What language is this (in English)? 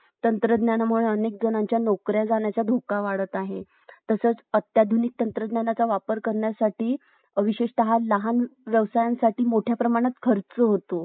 Marathi